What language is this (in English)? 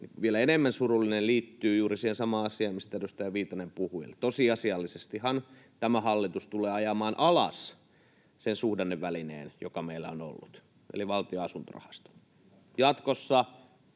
Finnish